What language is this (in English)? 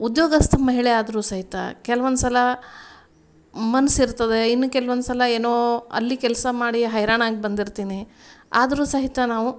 Kannada